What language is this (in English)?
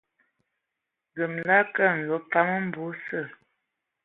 Ewondo